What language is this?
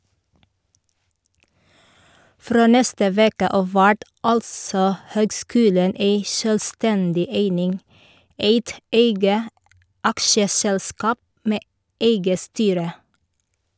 Norwegian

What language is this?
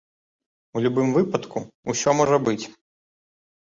Belarusian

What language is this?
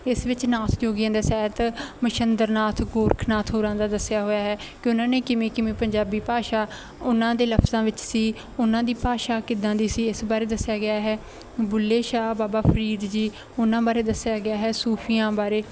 Punjabi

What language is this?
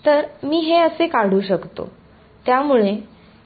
Marathi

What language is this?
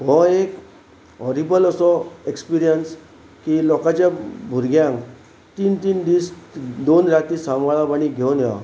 Konkani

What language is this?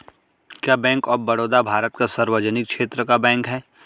Hindi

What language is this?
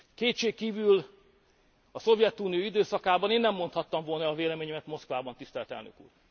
Hungarian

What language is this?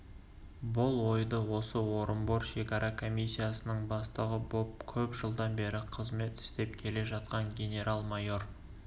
Kazakh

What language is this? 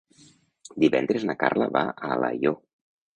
Catalan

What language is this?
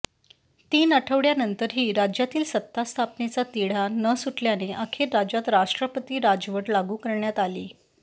Marathi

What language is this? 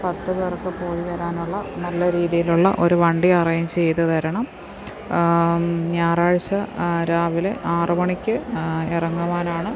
Malayalam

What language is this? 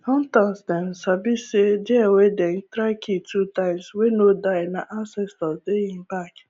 Nigerian Pidgin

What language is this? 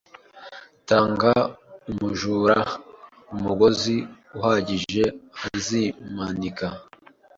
Kinyarwanda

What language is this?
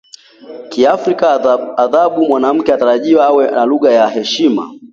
Swahili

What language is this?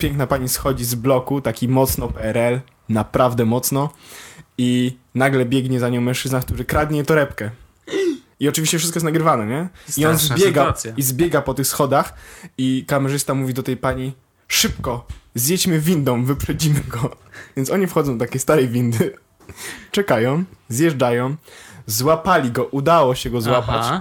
Polish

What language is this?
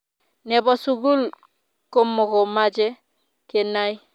Kalenjin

